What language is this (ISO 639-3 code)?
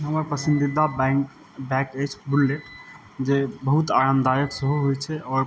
mai